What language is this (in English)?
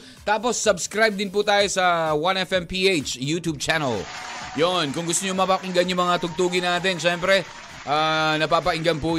Filipino